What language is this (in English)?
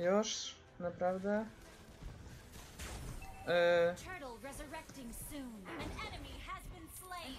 Polish